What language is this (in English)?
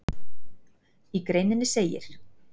Icelandic